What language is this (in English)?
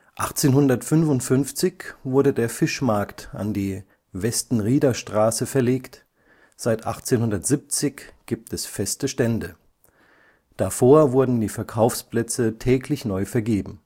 German